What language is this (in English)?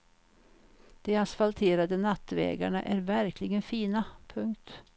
Swedish